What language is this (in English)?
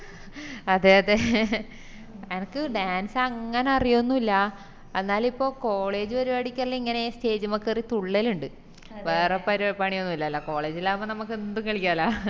Malayalam